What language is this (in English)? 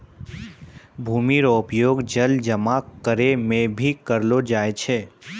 Maithili